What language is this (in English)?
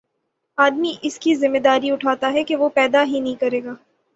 Urdu